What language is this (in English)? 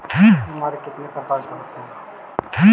Magahi